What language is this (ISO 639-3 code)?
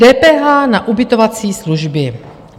ces